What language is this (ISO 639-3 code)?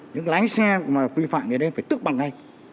vie